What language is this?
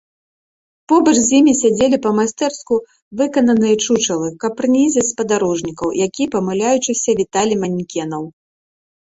Belarusian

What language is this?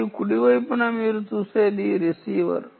Telugu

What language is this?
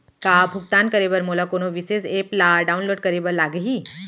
Chhattisgarhi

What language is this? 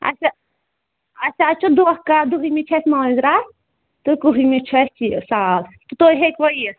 Kashmiri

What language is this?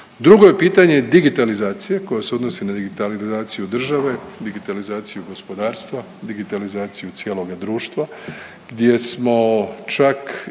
Croatian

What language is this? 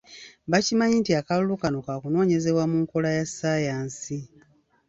Ganda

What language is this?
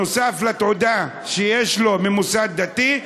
Hebrew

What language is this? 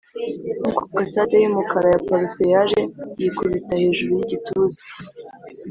Kinyarwanda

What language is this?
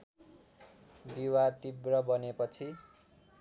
Nepali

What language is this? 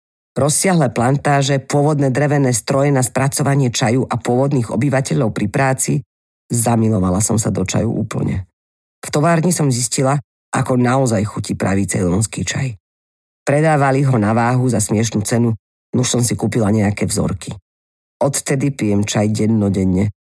Slovak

